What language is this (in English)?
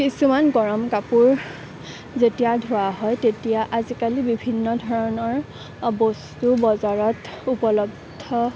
Assamese